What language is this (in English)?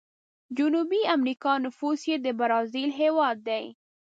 Pashto